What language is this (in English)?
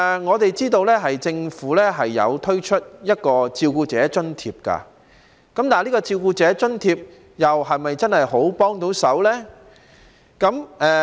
Cantonese